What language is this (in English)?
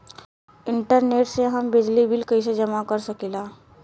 Bhojpuri